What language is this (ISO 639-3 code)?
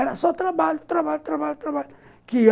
por